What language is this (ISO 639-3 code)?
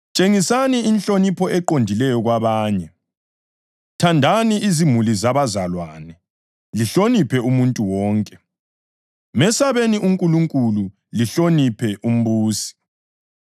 nde